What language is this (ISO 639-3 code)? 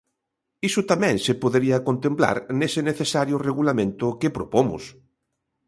glg